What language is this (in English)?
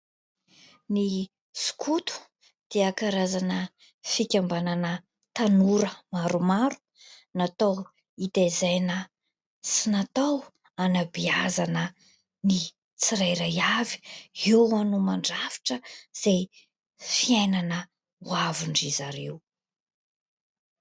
Malagasy